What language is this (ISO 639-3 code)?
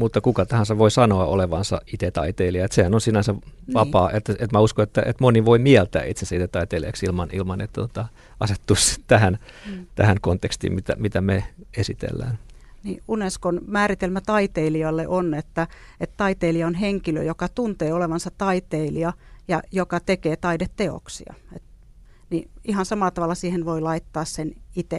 fin